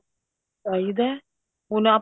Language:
Punjabi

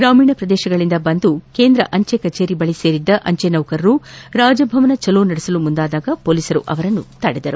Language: Kannada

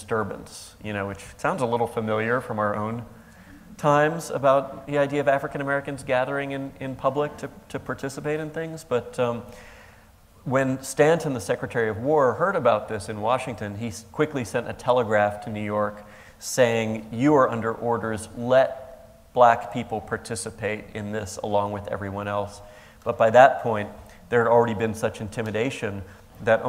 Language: English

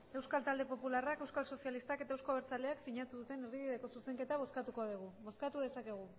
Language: Basque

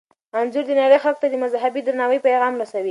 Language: Pashto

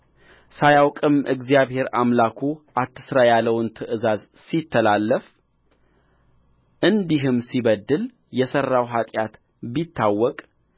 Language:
Amharic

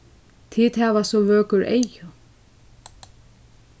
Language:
Faroese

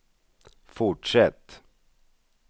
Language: Swedish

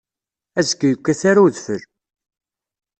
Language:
Kabyle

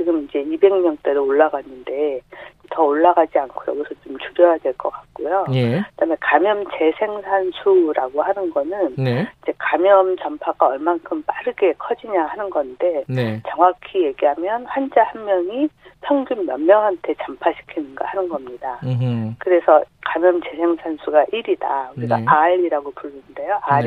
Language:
Korean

